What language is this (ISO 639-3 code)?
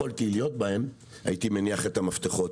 heb